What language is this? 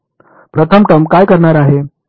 Marathi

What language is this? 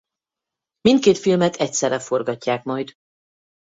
Hungarian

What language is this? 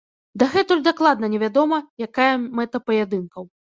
Belarusian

